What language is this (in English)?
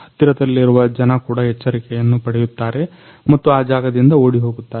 Kannada